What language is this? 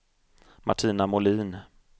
Swedish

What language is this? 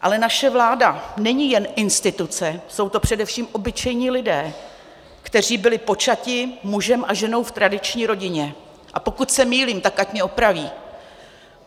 Czech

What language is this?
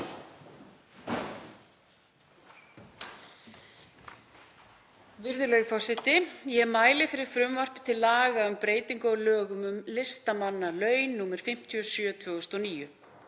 Icelandic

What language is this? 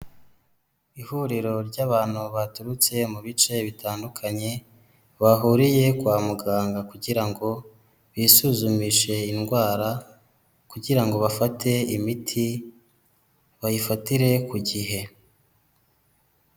Kinyarwanda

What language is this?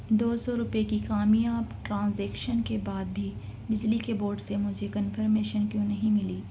Urdu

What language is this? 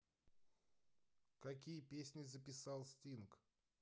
Russian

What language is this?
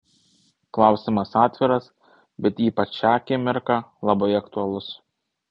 Lithuanian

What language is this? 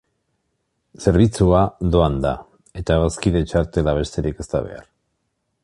Basque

